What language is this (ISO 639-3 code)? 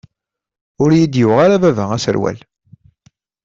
kab